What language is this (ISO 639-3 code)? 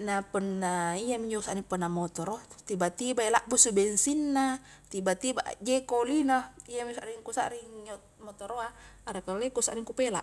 kjk